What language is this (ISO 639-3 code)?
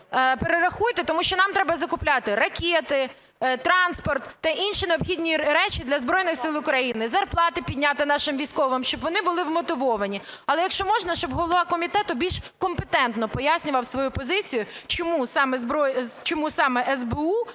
ukr